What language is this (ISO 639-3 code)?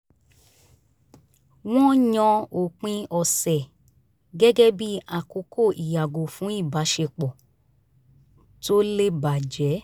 yor